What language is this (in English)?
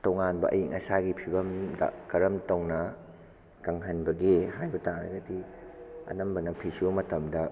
Manipuri